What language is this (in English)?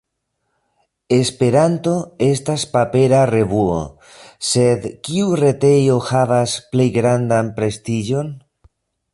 Esperanto